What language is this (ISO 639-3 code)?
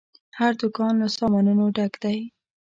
pus